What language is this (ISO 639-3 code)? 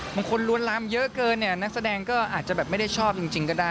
tha